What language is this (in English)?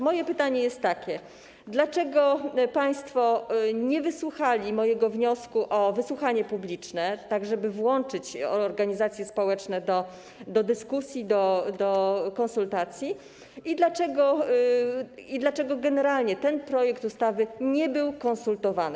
Polish